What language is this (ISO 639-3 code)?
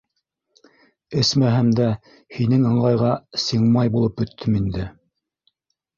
bak